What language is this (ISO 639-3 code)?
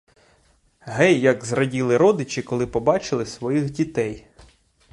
ukr